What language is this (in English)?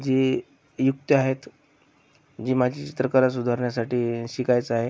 Marathi